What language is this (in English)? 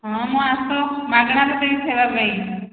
Odia